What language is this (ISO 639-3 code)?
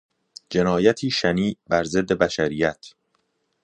fas